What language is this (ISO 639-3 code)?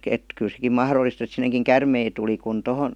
fin